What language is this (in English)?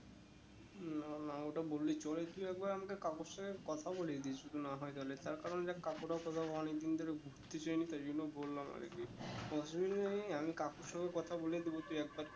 Bangla